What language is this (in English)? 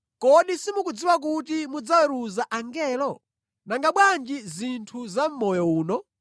Nyanja